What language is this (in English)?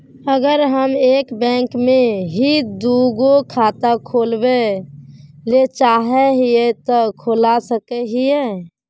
Magahi